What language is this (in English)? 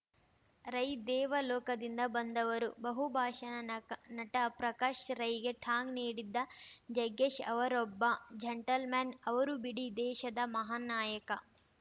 Kannada